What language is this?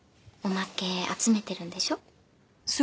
Japanese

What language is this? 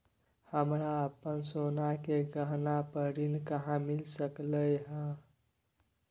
Maithili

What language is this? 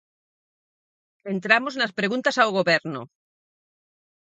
Galician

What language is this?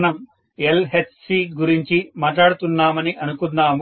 Telugu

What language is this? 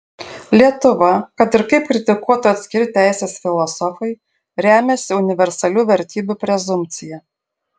Lithuanian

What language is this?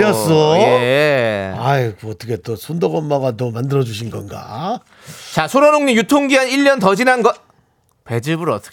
Korean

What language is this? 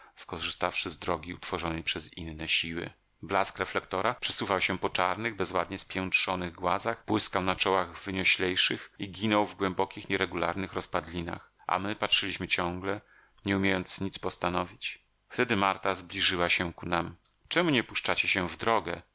Polish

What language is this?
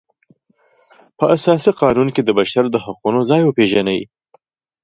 Pashto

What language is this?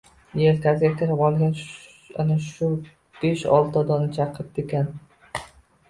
Uzbek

